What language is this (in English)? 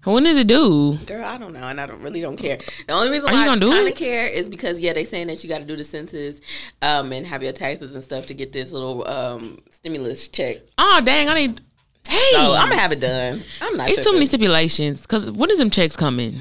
English